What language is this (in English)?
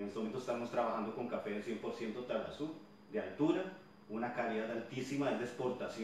Spanish